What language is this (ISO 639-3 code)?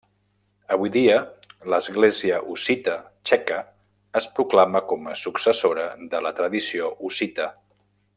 cat